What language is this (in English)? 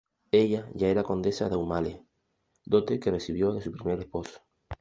Spanish